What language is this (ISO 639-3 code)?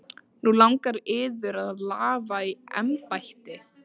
isl